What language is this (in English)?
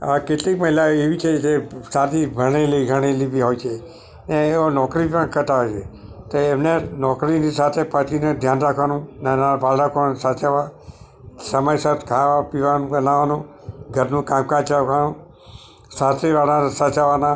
Gujarati